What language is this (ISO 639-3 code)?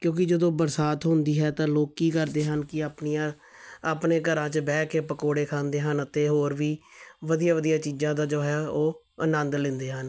pan